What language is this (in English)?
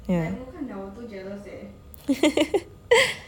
English